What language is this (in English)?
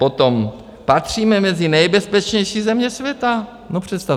Czech